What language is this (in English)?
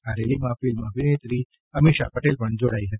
Gujarati